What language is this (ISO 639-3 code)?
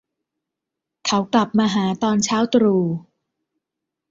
tha